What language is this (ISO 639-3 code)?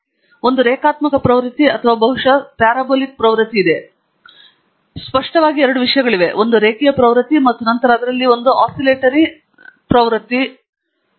kan